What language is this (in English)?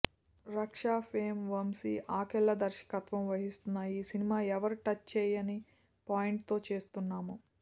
Telugu